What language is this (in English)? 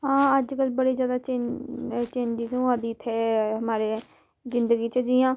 Dogri